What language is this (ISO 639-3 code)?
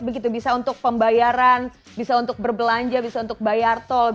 ind